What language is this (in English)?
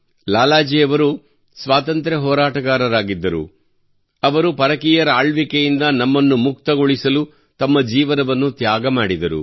Kannada